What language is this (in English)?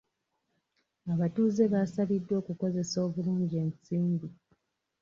Ganda